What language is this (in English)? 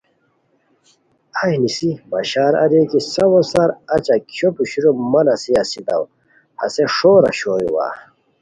Khowar